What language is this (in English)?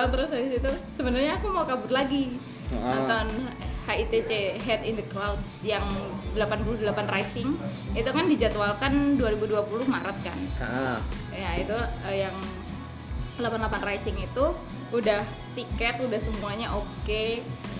Indonesian